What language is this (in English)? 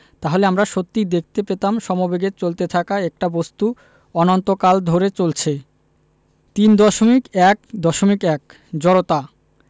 Bangla